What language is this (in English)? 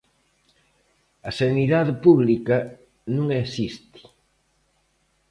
Galician